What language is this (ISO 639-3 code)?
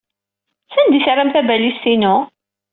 kab